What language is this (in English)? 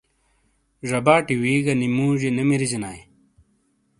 Shina